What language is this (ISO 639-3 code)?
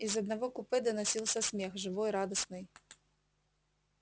rus